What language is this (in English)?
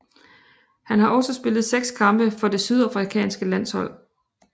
Danish